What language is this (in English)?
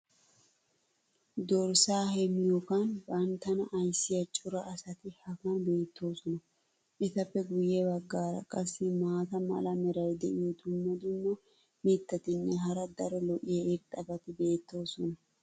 Wolaytta